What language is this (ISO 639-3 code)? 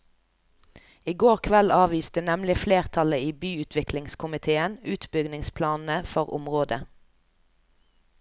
nor